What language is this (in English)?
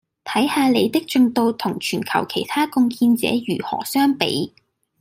Cantonese